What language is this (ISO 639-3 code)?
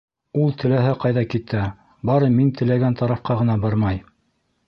bak